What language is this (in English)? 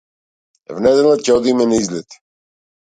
Macedonian